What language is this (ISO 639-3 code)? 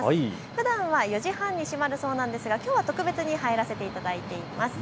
jpn